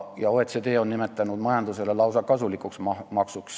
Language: Estonian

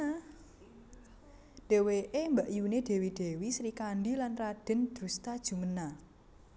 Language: Javanese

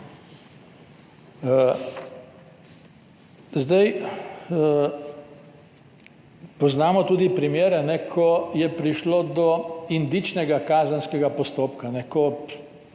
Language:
Slovenian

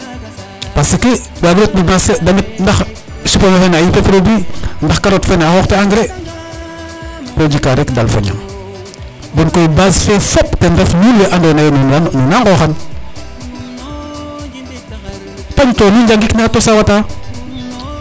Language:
Serer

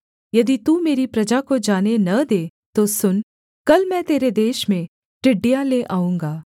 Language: Hindi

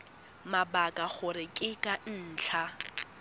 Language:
Tswana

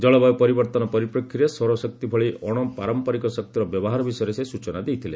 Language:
Odia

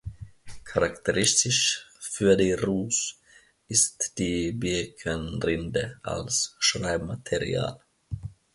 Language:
German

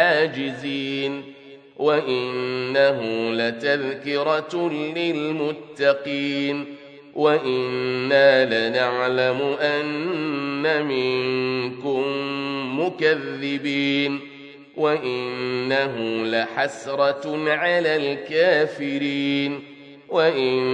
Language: Arabic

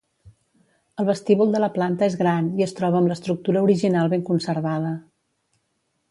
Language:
Catalan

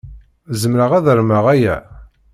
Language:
Kabyle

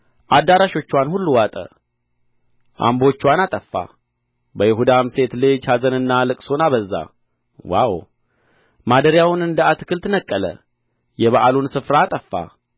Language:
Amharic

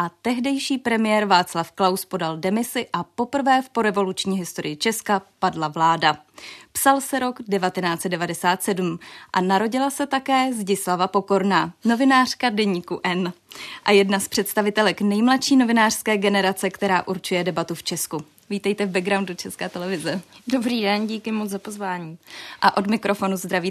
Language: Czech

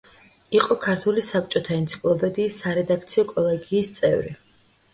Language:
Georgian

